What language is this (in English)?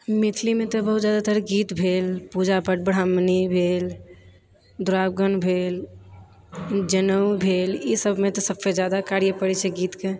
Maithili